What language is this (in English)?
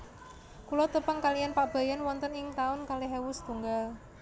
Javanese